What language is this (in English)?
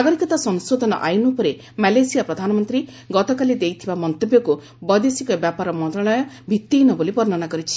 Odia